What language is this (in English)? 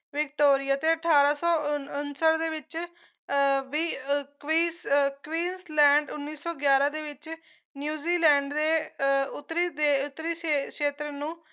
Punjabi